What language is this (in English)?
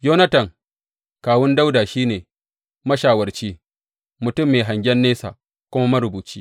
Hausa